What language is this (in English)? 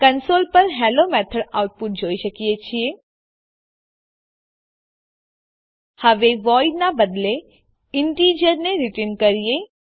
Gujarati